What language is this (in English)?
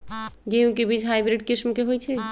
Magahi